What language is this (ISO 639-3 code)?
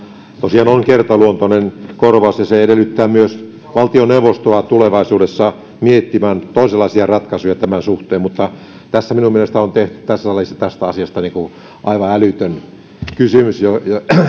fin